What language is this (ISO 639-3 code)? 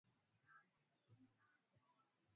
swa